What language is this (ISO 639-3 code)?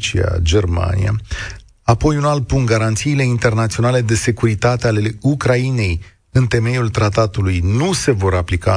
ron